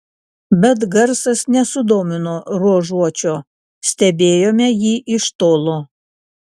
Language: Lithuanian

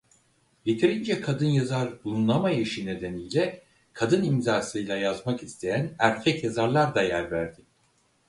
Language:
Turkish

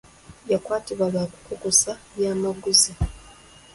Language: Ganda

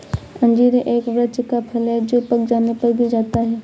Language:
Hindi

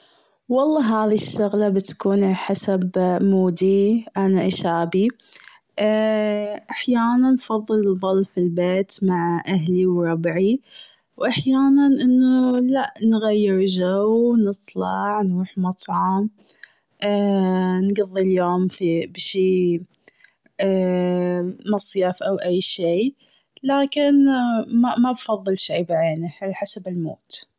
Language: Gulf Arabic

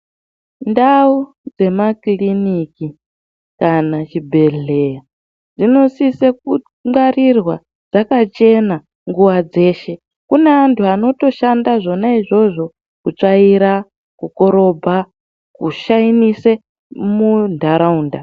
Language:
Ndau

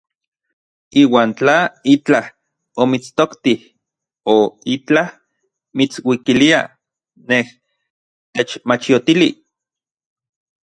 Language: Orizaba Nahuatl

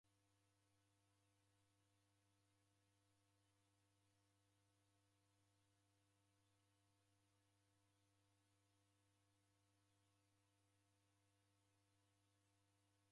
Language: Taita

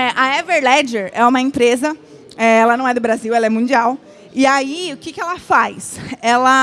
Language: Portuguese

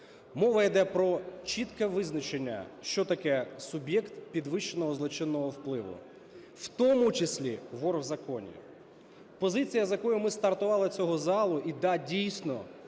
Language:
Ukrainian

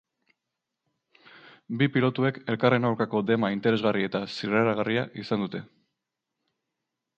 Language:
Basque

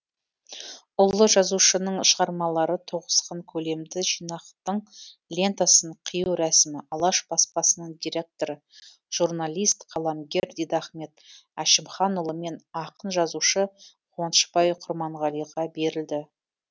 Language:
Kazakh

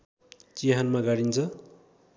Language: Nepali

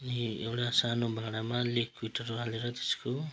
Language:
Nepali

